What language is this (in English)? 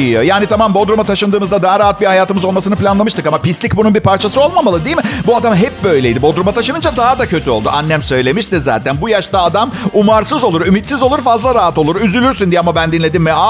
Turkish